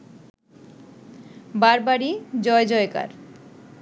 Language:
Bangla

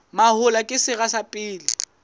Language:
Southern Sotho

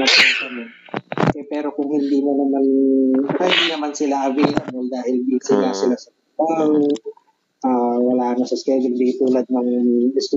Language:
Filipino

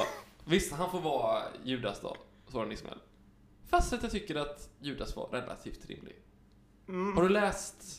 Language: Swedish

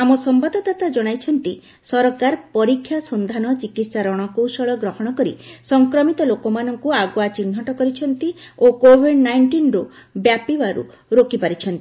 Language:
Odia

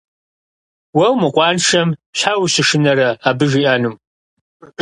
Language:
Kabardian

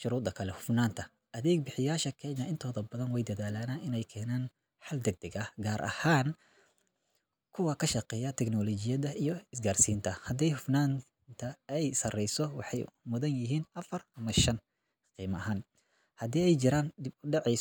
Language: Somali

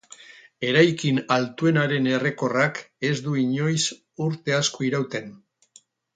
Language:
Basque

